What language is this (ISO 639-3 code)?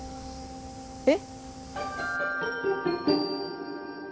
jpn